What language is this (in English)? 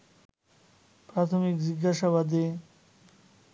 Bangla